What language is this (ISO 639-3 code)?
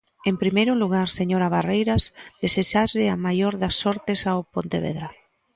glg